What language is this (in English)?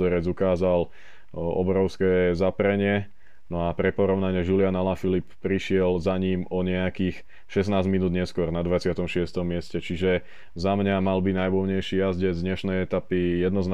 Slovak